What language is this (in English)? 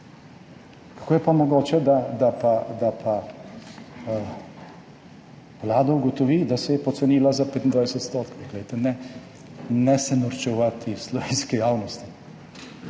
Slovenian